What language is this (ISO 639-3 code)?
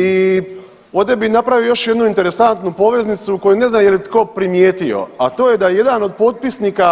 hrv